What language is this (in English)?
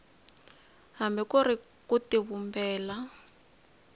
Tsonga